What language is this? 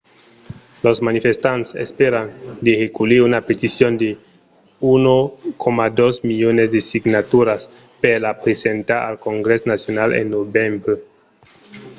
Occitan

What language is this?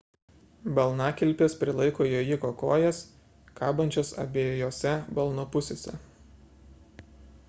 Lithuanian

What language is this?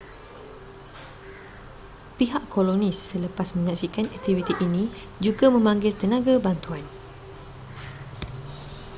Malay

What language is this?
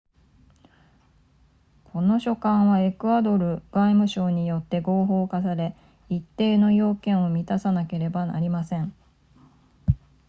Japanese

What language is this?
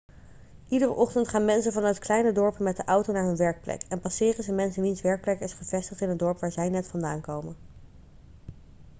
Dutch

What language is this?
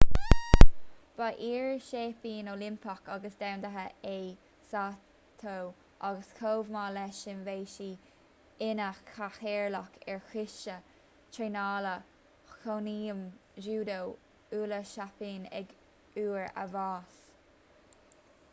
Irish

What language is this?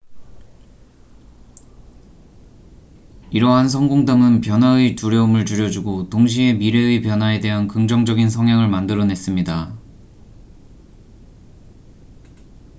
Korean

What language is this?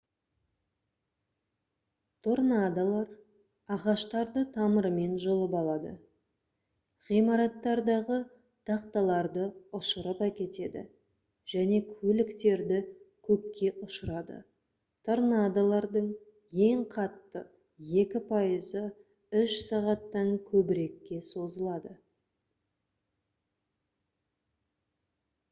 Kazakh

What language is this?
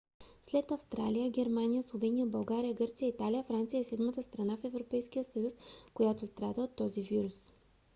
Bulgarian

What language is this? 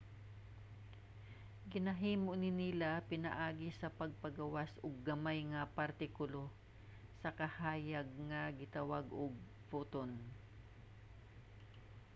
Cebuano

